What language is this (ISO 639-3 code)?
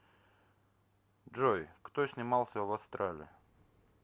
rus